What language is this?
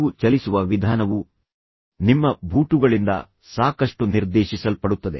Kannada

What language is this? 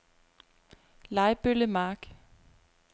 Danish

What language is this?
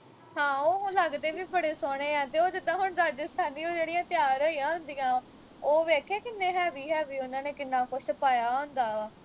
Punjabi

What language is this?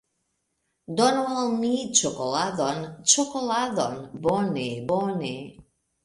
Esperanto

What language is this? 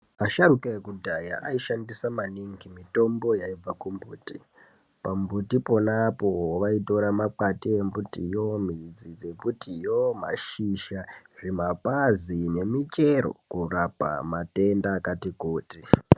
Ndau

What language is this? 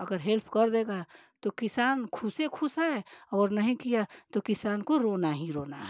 Hindi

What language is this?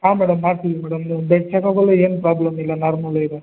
Kannada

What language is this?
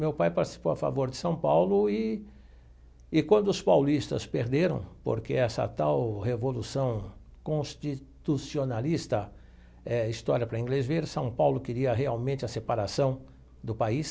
Portuguese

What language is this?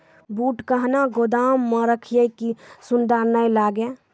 Maithili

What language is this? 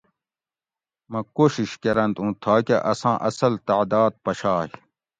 Gawri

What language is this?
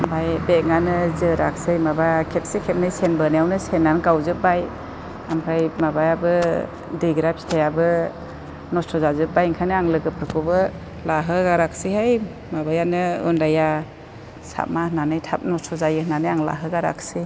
Bodo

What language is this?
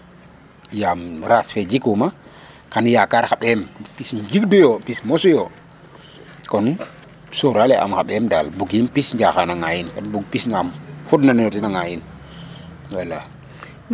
Serer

